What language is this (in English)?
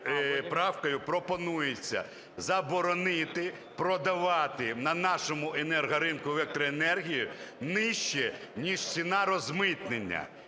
Ukrainian